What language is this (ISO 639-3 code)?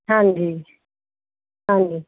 pan